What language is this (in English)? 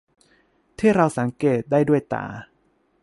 Thai